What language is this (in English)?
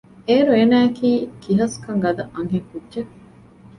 Divehi